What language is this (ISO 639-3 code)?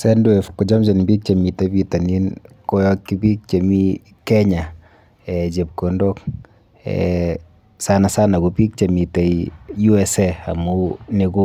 kln